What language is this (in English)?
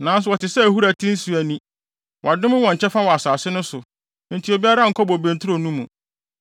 Akan